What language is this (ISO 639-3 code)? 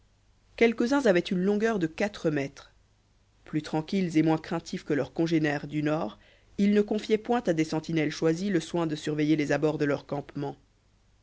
fra